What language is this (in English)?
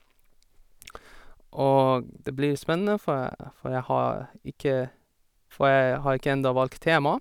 Norwegian